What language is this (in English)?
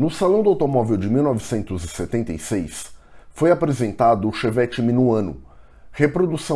Portuguese